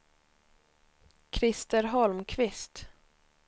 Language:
Swedish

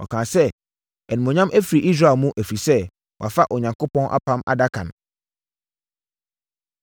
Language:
Akan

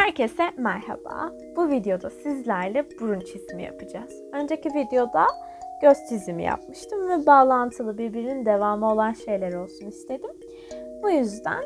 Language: Turkish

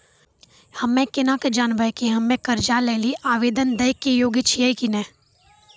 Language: Maithili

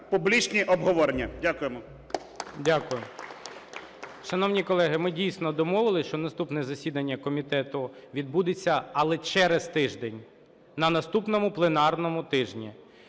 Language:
Ukrainian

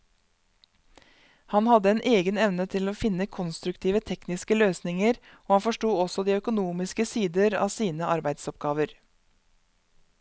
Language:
Norwegian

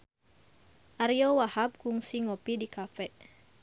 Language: Sundanese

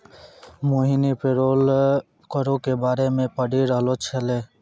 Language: Maithili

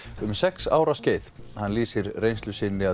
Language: Icelandic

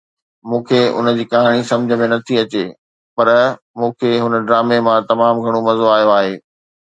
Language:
Sindhi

